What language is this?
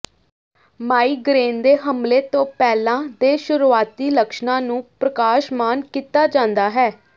Punjabi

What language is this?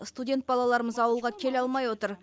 Kazakh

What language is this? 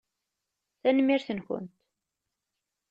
Kabyle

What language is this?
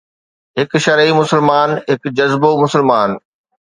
Sindhi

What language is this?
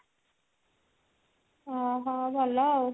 Odia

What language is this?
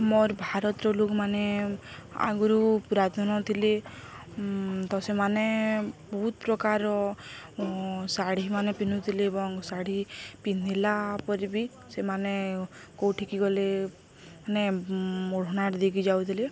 Odia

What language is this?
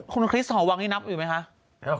Thai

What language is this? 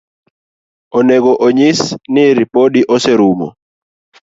Luo (Kenya and Tanzania)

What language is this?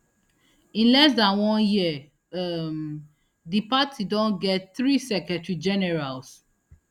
Nigerian Pidgin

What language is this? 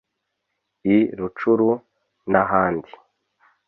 Kinyarwanda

